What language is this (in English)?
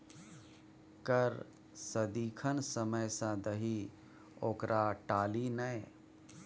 Maithili